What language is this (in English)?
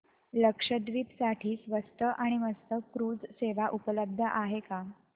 Marathi